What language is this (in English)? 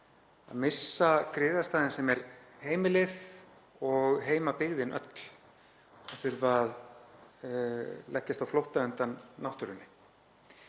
Icelandic